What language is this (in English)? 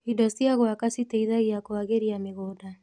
Kikuyu